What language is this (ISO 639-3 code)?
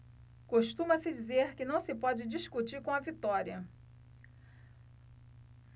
por